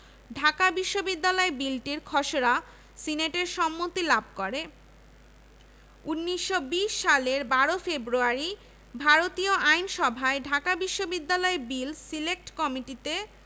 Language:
Bangla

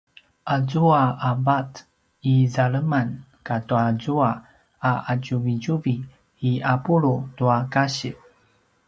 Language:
Paiwan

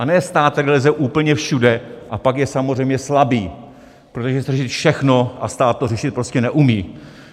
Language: Czech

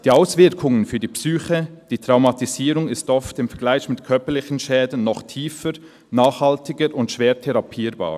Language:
Swiss German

